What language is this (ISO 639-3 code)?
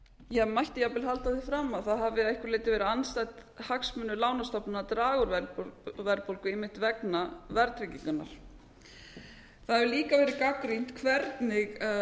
isl